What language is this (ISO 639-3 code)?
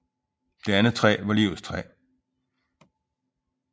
dan